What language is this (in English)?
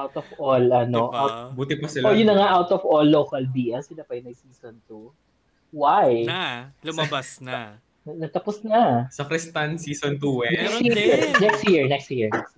Filipino